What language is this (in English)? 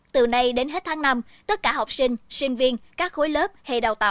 Vietnamese